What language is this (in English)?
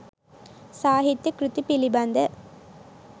Sinhala